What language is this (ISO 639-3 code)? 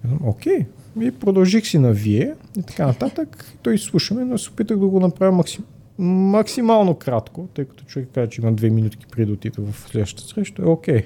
bul